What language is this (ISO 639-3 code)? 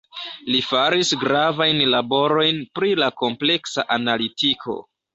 epo